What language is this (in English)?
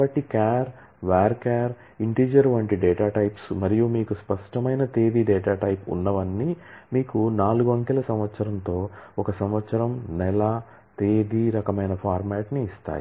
Telugu